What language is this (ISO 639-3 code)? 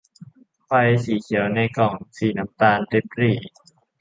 tha